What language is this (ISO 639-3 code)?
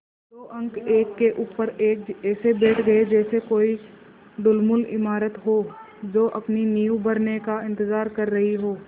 hin